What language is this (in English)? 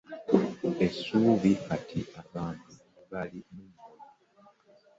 Ganda